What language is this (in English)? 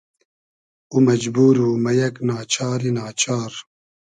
Hazaragi